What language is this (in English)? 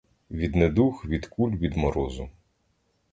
Ukrainian